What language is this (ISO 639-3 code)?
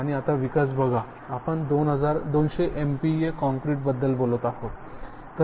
mar